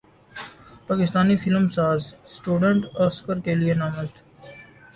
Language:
Urdu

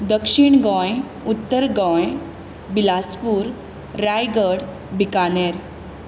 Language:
Konkani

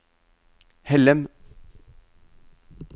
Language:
Norwegian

